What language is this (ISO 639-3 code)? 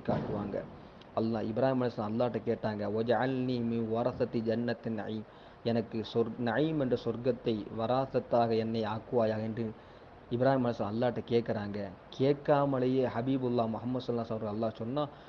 tam